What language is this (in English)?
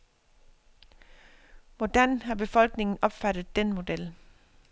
Danish